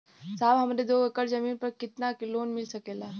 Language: Bhojpuri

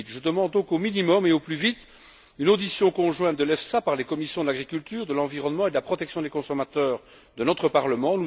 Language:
French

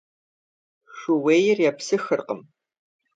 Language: Kabardian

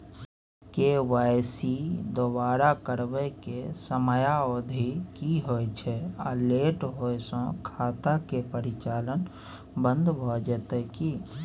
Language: Maithili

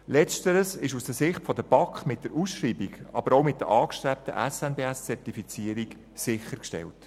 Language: Swiss German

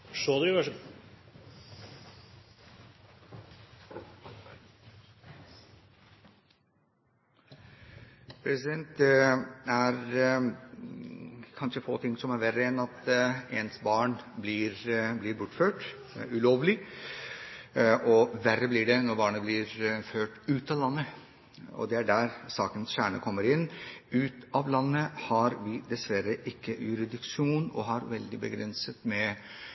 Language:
Norwegian Bokmål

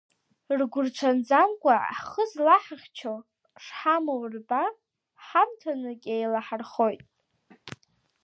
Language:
Abkhazian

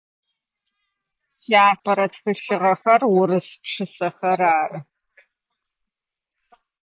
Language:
Adyghe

